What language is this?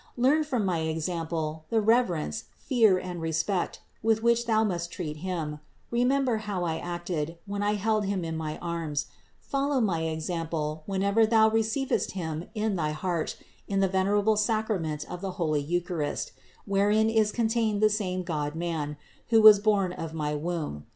English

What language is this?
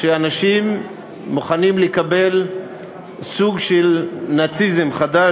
Hebrew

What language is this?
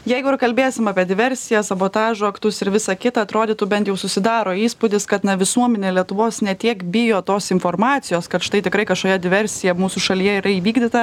Lithuanian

